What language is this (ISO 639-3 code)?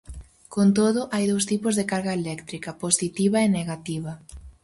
glg